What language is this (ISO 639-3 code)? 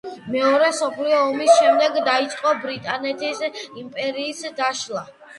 kat